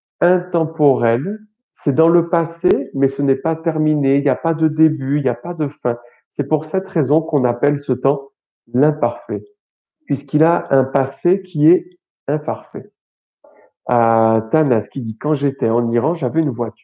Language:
French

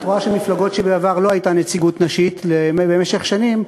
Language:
Hebrew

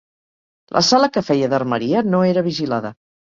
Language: Catalan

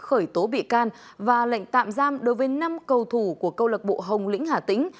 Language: Vietnamese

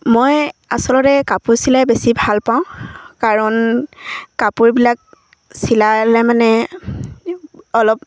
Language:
Assamese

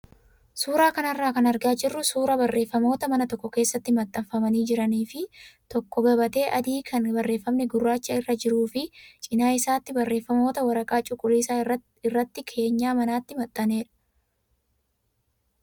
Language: Oromo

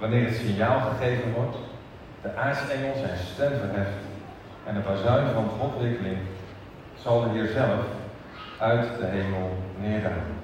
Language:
Dutch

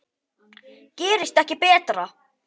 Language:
Icelandic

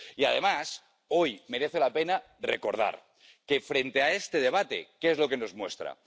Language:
Spanish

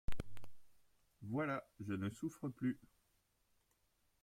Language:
French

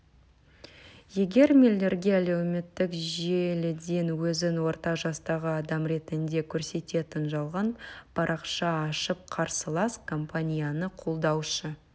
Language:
Kazakh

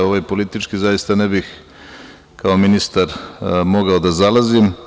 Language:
Serbian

